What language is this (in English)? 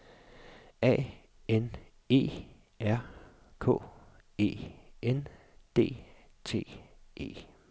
Danish